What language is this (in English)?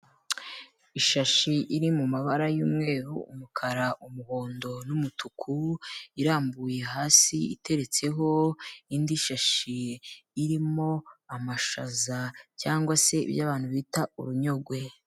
Kinyarwanda